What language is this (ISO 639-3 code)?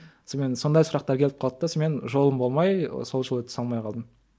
kaz